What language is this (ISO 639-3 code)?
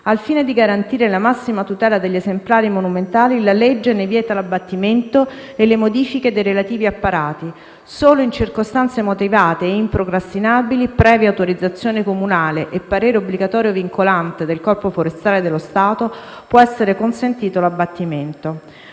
ita